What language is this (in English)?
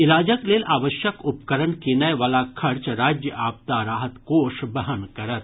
Maithili